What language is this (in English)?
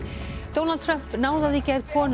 Icelandic